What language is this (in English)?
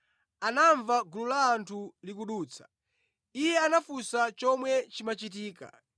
Nyanja